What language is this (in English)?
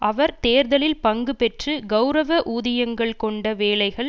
Tamil